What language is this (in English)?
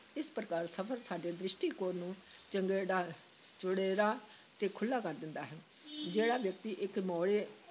Punjabi